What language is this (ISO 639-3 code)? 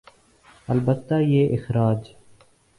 urd